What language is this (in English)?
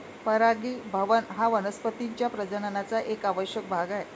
Marathi